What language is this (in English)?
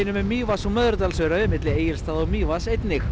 Icelandic